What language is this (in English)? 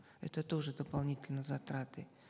Kazakh